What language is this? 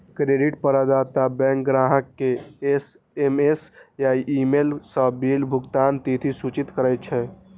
Maithili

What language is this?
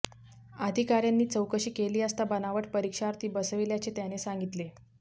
Marathi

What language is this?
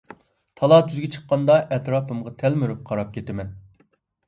Uyghur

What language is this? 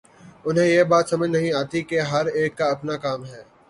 Urdu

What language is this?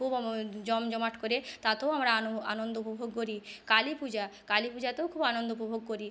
Bangla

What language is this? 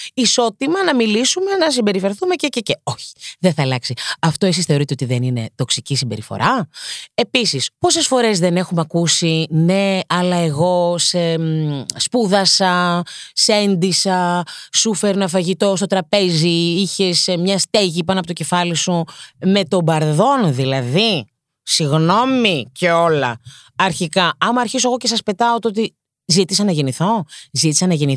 Greek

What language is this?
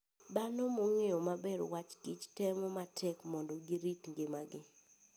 Luo (Kenya and Tanzania)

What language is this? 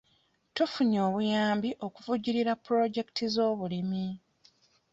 Ganda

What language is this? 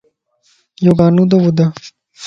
Lasi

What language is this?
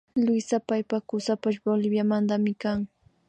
Imbabura Highland Quichua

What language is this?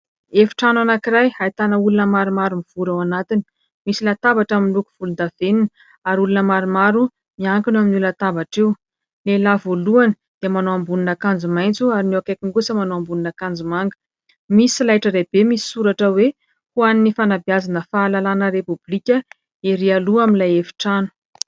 Malagasy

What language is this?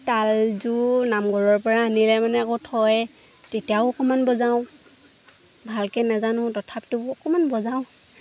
Assamese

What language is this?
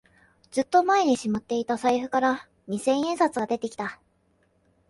Japanese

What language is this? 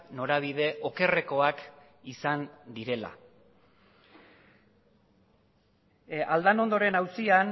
Basque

